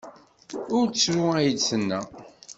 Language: Kabyle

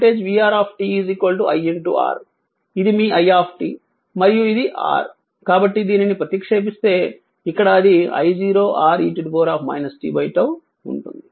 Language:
Telugu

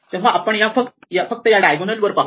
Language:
Marathi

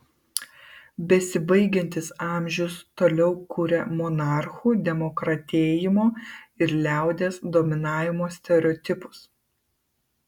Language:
Lithuanian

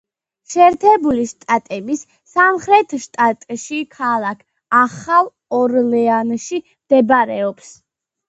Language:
Georgian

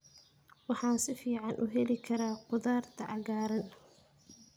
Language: Somali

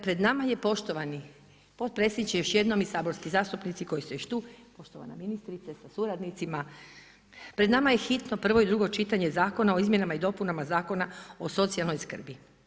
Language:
Croatian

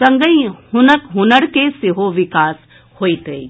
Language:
Maithili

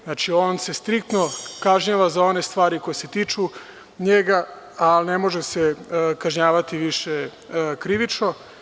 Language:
Serbian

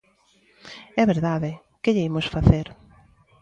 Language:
Galician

